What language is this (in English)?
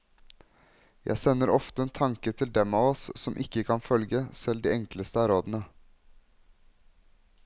Norwegian